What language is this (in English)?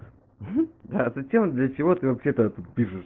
Russian